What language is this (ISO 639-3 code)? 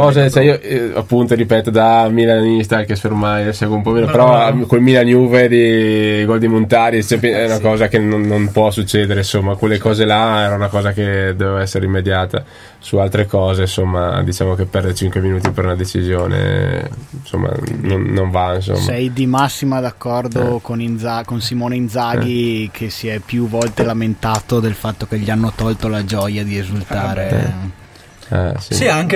ita